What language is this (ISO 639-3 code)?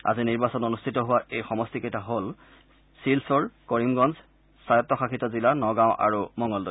asm